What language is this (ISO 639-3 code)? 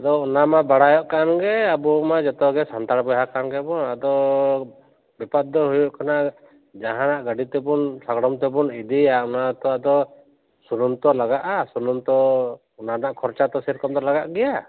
sat